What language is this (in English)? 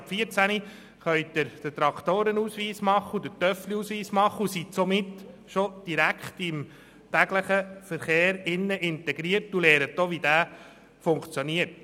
Swiss German